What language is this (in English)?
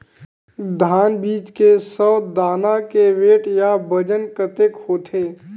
Chhattisgarhi